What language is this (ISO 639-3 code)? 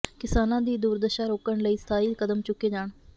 pan